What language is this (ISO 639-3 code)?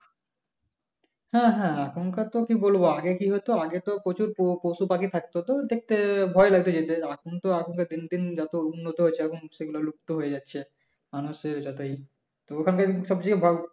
ben